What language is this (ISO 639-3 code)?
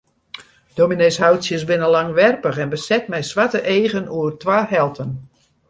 fry